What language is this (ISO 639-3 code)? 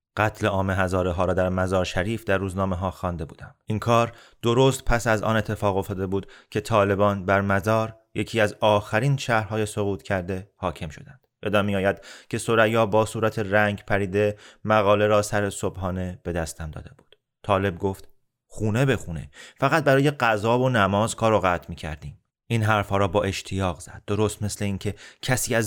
fas